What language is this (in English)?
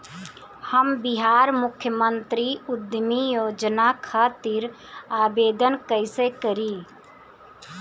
Bhojpuri